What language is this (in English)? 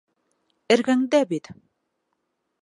Bashkir